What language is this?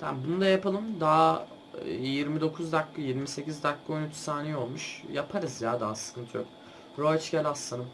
Turkish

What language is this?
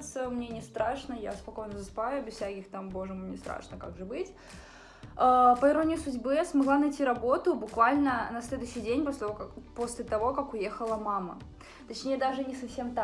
Russian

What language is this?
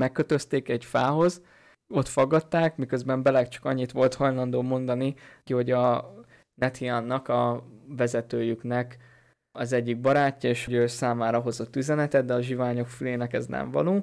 Hungarian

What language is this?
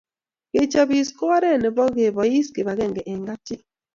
Kalenjin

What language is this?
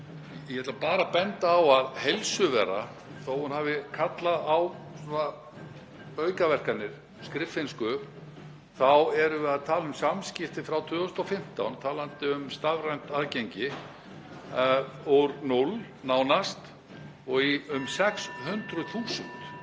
Icelandic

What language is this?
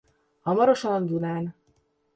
Hungarian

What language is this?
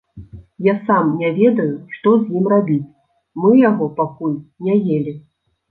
Belarusian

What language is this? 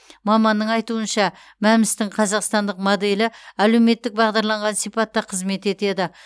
Kazakh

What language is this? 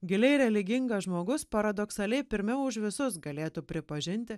Lithuanian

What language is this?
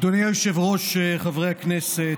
Hebrew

